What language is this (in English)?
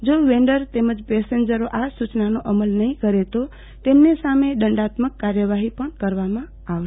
Gujarati